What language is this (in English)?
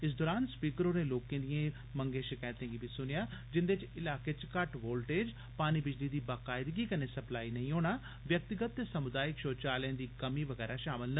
Dogri